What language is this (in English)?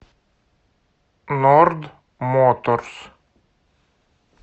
Russian